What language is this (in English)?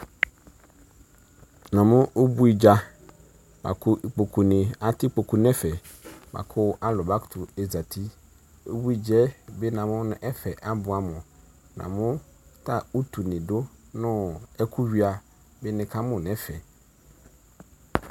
Ikposo